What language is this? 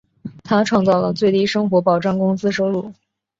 Chinese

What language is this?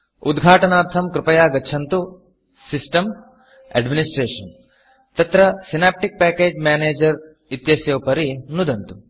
Sanskrit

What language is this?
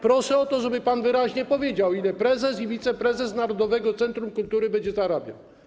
Polish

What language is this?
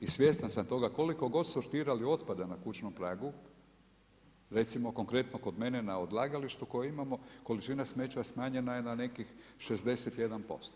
Croatian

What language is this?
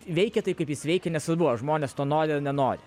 Lithuanian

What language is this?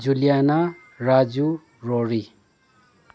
Manipuri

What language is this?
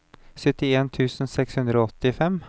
Norwegian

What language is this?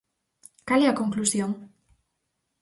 Galician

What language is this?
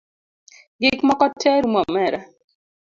Luo (Kenya and Tanzania)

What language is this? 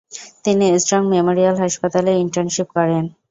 Bangla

